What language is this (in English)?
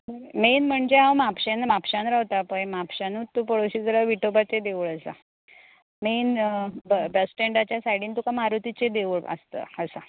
Konkani